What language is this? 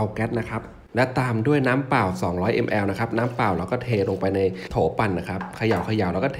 Thai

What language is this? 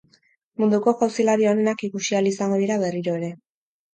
Basque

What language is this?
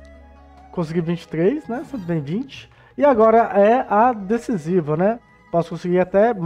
Portuguese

